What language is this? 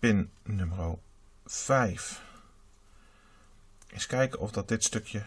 Dutch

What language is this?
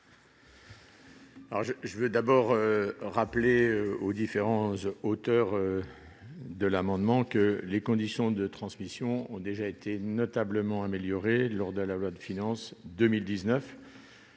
French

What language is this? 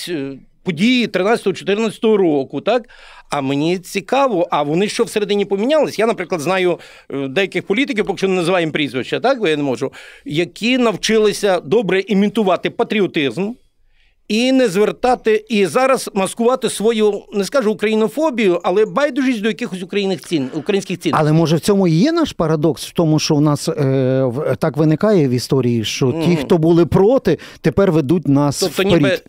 Ukrainian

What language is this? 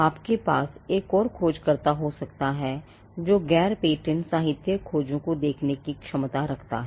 Hindi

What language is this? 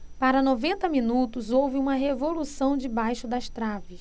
Portuguese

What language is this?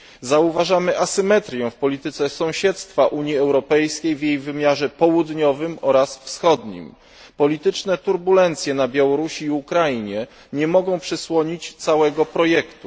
Polish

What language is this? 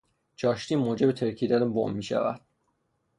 Persian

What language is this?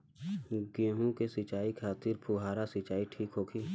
Bhojpuri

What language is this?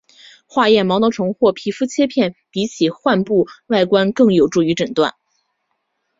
Chinese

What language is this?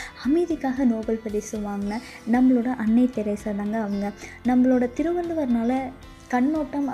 Tamil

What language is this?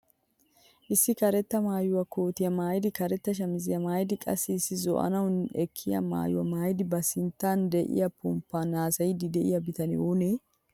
Wolaytta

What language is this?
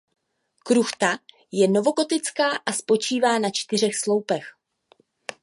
Czech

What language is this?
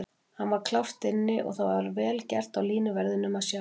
Icelandic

